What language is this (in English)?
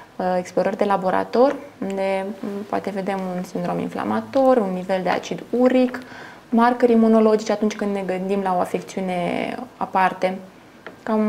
Romanian